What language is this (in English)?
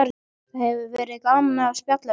Icelandic